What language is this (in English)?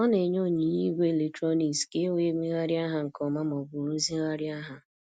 Igbo